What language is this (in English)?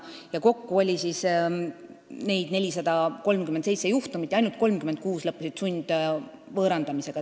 Estonian